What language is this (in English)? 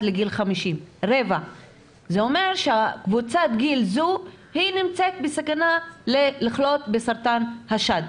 Hebrew